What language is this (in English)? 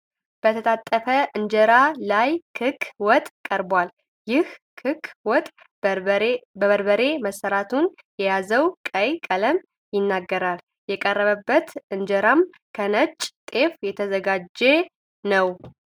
Amharic